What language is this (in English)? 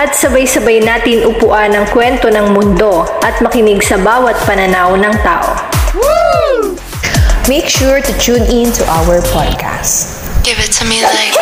Filipino